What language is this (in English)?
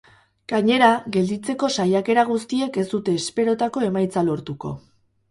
Basque